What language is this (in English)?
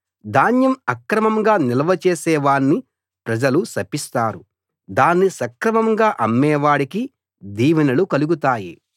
Telugu